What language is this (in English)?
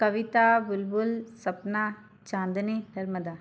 Hindi